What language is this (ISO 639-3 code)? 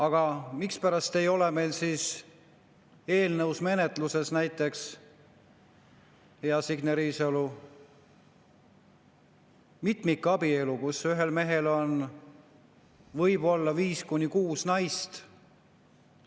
est